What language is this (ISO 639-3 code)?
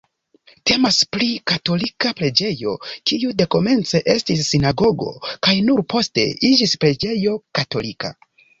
epo